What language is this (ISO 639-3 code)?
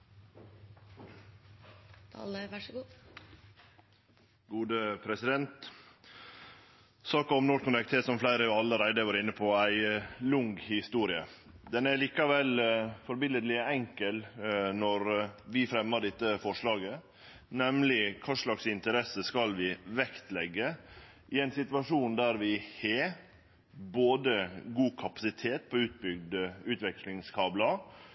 nor